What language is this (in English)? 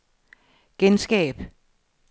Danish